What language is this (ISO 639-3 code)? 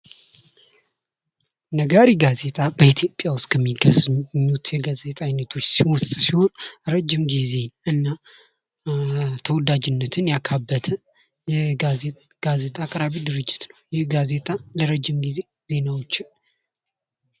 amh